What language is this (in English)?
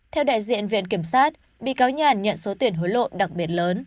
Vietnamese